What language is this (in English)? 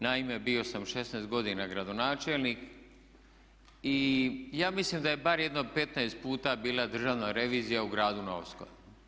Croatian